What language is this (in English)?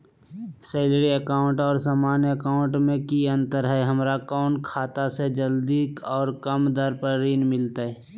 Magahi